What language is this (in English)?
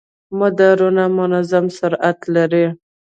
Pashto